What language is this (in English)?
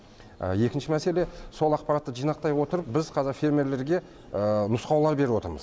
Kazakh